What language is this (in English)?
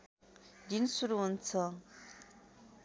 Nepali